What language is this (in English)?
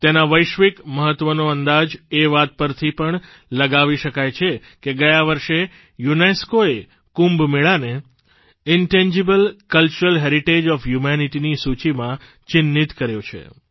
Gujarati